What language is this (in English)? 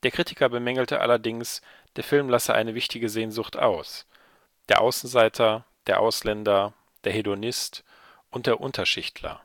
German